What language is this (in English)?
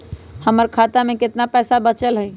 Magahi